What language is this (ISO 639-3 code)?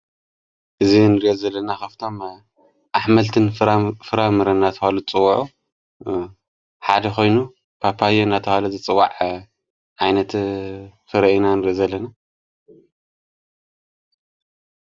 tir